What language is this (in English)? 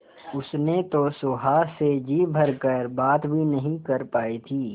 Hindi